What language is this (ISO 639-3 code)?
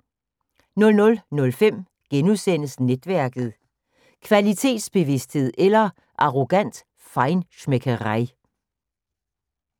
dan